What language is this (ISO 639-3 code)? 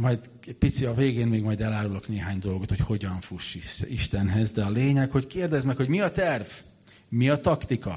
hun